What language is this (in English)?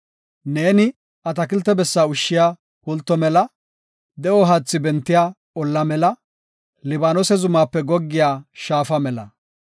Gofa